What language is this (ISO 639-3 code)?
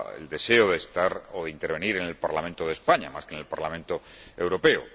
spa